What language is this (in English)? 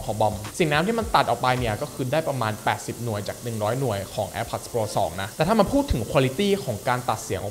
Thai